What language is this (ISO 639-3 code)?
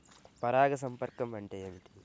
tel